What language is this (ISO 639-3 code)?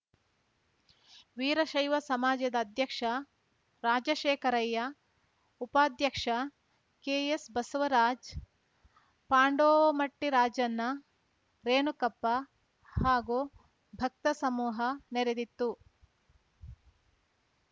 kan